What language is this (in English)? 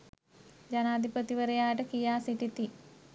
Sinhala